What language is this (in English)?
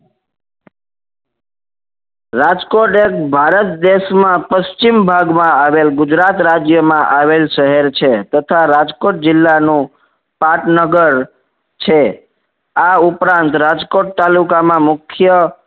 Gujarati